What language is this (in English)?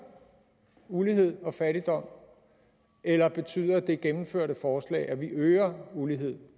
Danish